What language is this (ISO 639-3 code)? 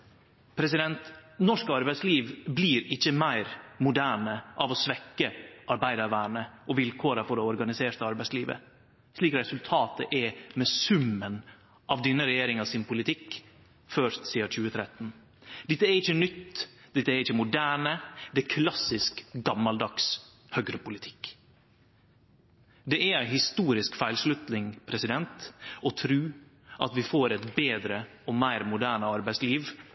nno